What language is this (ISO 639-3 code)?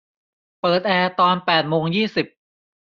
tha